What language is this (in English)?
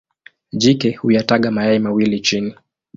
Swahili